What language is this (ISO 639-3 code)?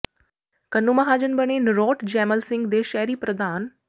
pan